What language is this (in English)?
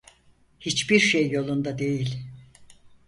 Turkish